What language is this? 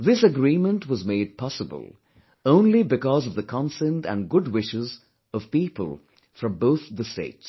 English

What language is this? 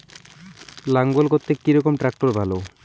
Bangla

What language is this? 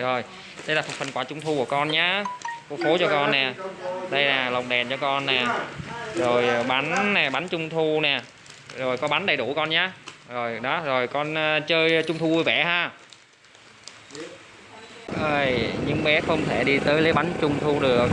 Vietnamese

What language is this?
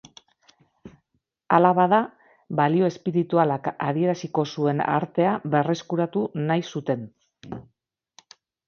Basque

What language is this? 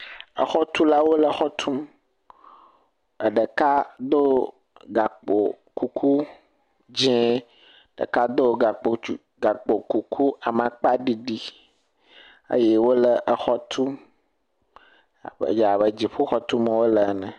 Ewe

